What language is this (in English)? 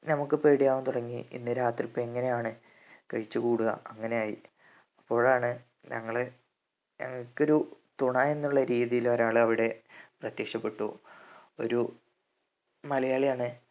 Malayalam